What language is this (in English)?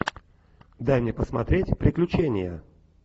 Russian